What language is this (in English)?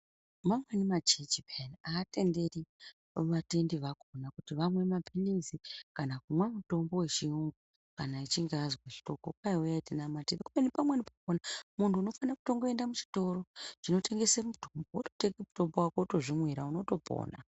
Ndau